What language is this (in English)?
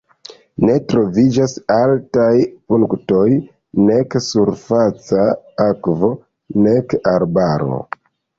Esperanto